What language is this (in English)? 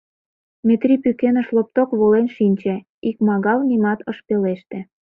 Mari